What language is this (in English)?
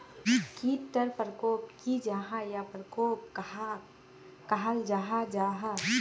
Magahi